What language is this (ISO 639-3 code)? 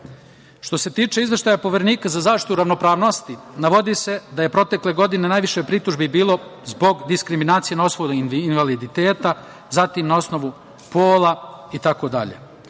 srp